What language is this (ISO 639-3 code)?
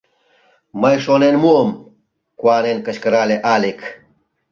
chm